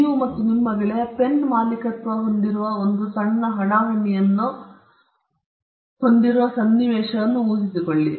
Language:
Kannada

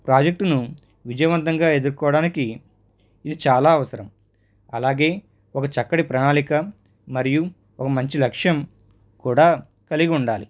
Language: Telugu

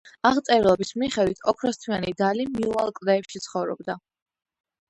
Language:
Georgian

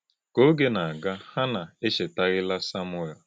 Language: Igbo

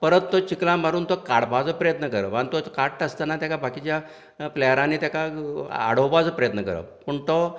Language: Konkani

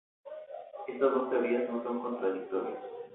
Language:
Spanish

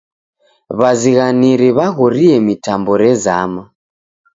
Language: Taita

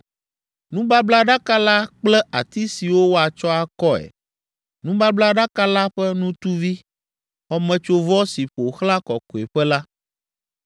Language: Ewe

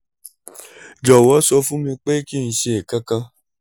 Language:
Yoruba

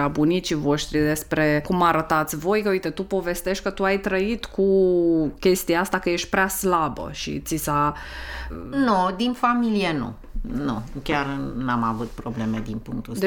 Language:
Romanian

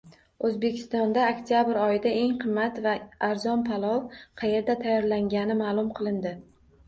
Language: Uzbek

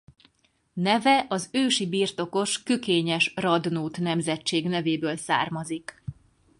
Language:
Hungarian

